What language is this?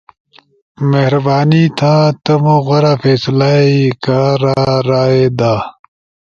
Ushojo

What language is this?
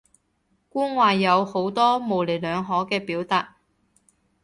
Cantonese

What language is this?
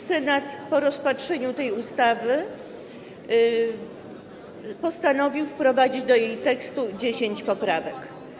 Polish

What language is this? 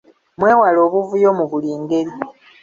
Ganda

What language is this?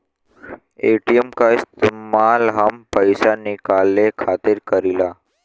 Bhojpuri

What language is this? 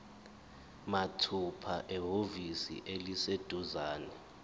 Zulu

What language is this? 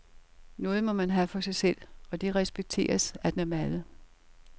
Danish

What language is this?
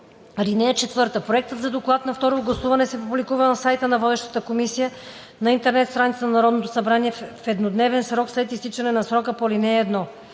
Bulgarian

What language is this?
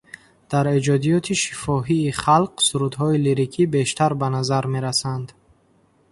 Tajik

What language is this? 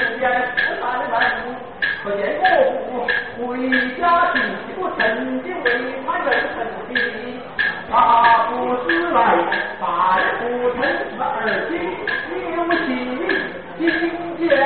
Chinese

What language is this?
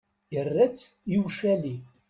Kabyle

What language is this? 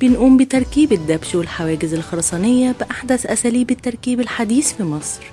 Arabic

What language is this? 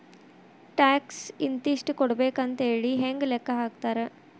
Kannada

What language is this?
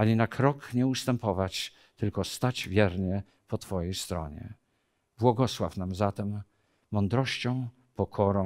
Polish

